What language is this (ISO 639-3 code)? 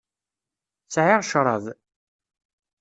kab